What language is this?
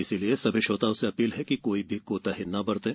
Hindi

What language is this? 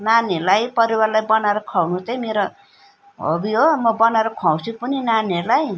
Nepali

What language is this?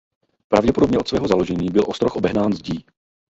Czech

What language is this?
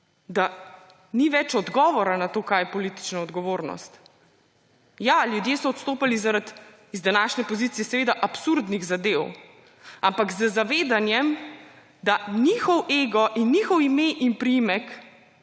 Slovenian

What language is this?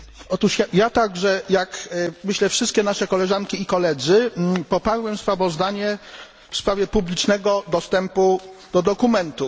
Polish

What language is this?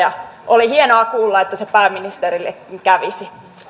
Finnish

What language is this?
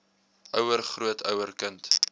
Afrikaans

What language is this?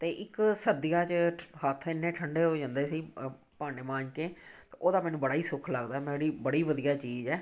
Punjabi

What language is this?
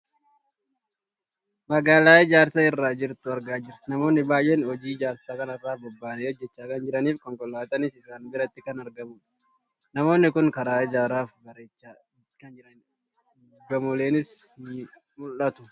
Oromo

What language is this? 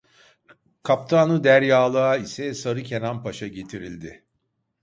Turkish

